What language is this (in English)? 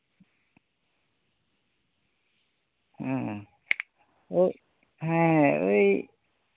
Santali